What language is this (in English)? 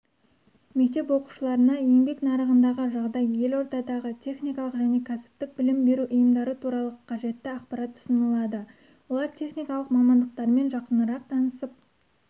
Kazakh